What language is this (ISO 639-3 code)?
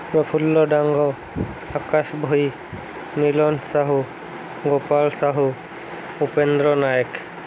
ori